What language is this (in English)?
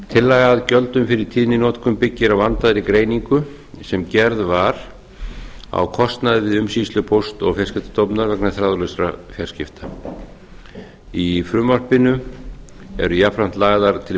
Icelandic